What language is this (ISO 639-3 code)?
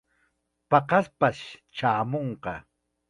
qxa